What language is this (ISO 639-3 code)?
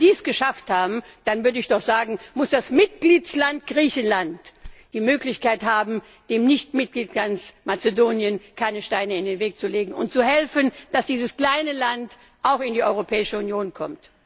deu